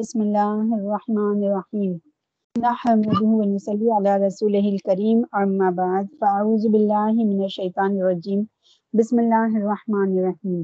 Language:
Urdu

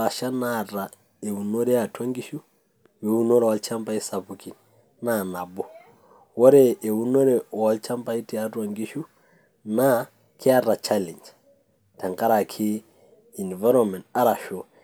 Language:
Masai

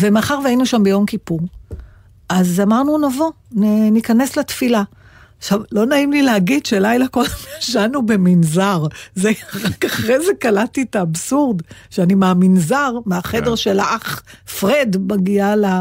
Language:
Hebrew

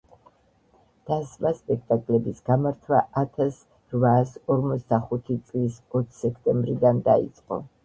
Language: Georgian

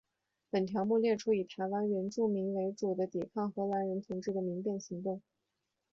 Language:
Chinese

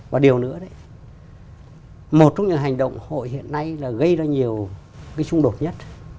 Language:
Vietnamese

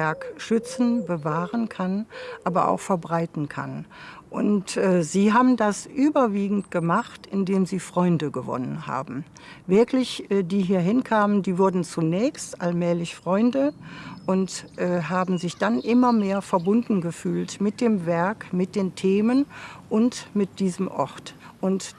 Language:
German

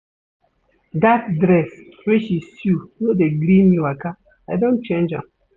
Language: Nigerian Pidgin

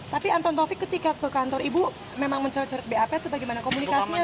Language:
Indonesian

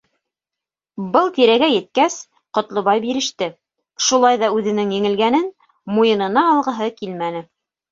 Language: Bashkir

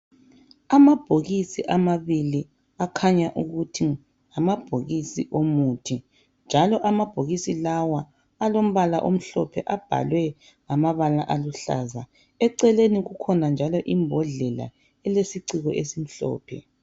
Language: North Ndebele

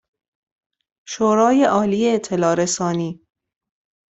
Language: Persian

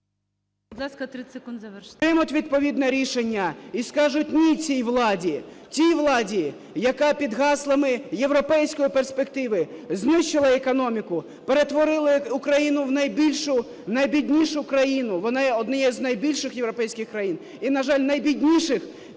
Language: Ukrainian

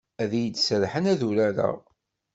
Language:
Kabyle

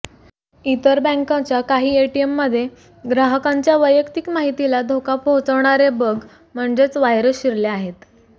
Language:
Marathi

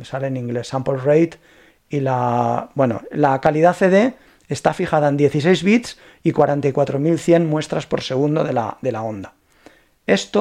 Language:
Spanish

